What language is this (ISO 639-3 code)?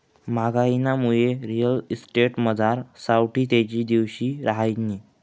mar